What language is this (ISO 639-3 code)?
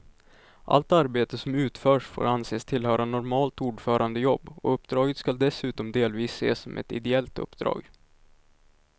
swe